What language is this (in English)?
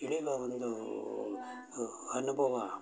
Kannada